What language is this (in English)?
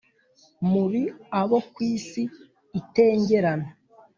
Kinyarwanda